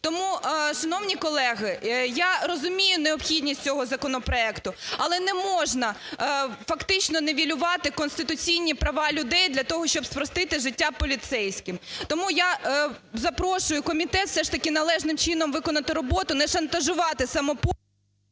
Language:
Ukrainian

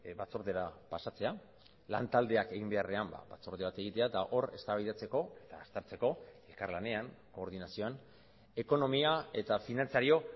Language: Basque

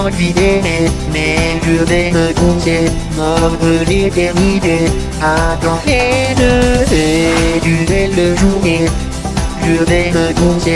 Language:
Japanese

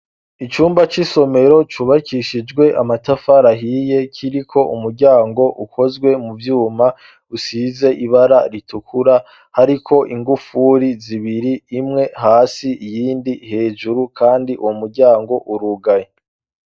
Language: Rundi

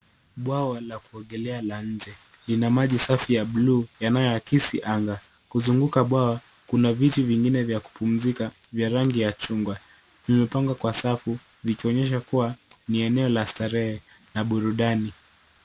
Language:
Swahili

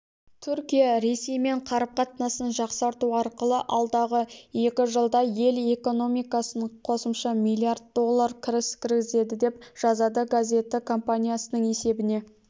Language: Kazakh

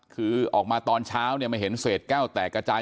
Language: Thai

